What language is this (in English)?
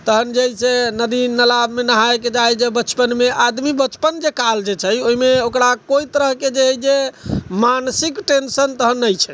Maithili